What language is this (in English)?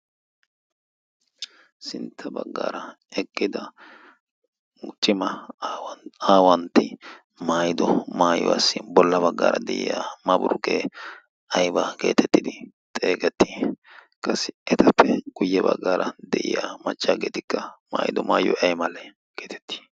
Wolaytta